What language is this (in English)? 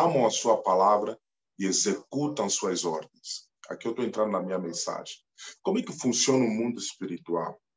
Portuguese